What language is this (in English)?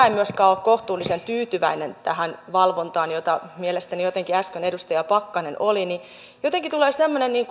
Finnish